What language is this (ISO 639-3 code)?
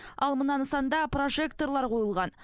kaz